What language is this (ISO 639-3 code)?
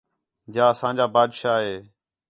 xhe